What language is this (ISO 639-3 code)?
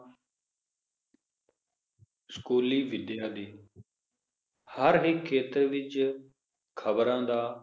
pan